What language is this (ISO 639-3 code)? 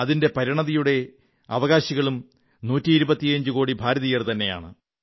mal